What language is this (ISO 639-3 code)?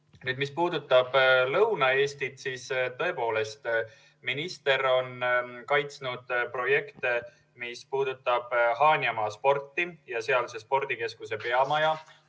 est